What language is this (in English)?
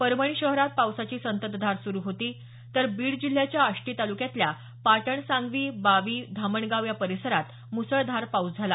Marathi